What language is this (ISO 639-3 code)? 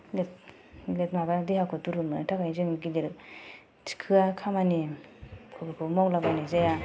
brx